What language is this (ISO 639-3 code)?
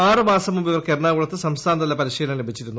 mal